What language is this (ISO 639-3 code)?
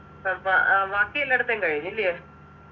mal